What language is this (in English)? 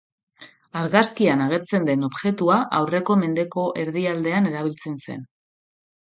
Basque